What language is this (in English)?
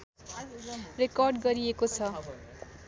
Nepali